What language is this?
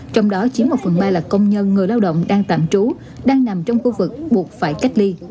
Vietnamese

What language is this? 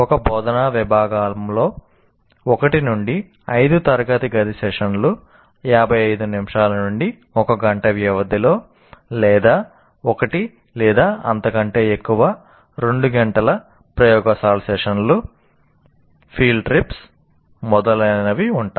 Telugu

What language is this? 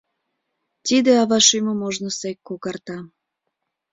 Mari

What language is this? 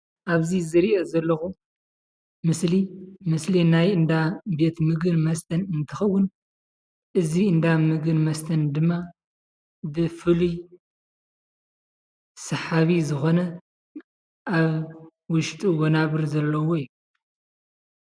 Tigrinya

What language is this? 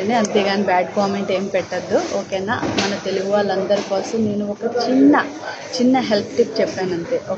Hindi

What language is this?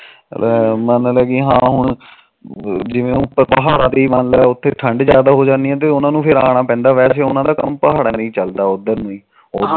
Punjabi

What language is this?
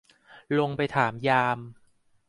Thai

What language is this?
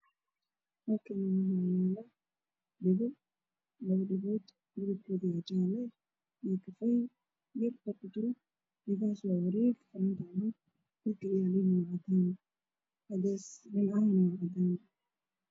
Somali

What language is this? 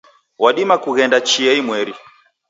Taita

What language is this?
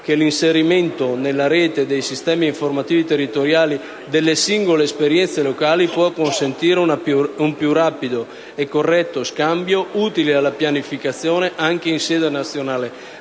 Italian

